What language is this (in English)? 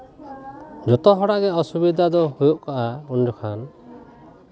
Santali